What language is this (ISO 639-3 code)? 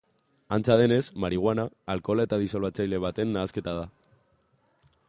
eus